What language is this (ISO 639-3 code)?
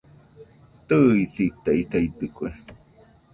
hux